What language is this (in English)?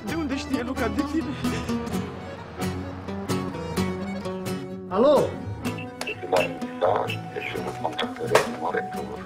Romanian